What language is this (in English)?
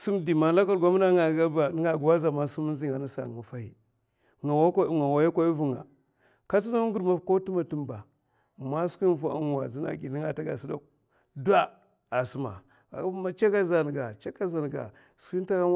Mafa